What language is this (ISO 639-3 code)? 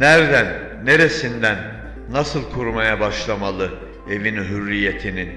tur